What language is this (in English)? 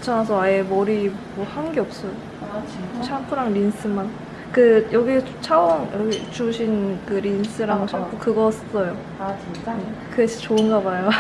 Korean